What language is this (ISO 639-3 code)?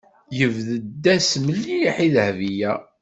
kab